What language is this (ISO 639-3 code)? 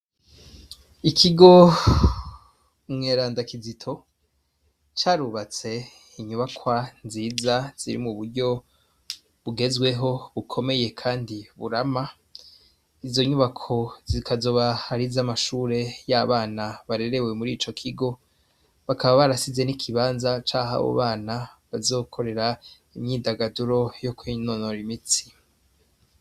run